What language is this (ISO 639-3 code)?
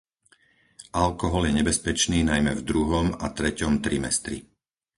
slk